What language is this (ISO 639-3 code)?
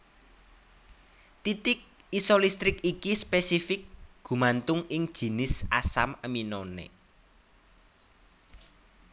jav